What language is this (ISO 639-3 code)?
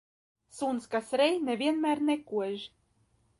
lav